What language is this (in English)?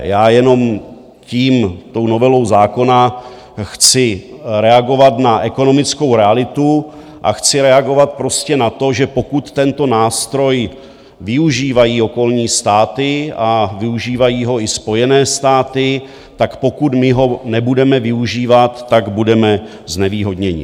Czech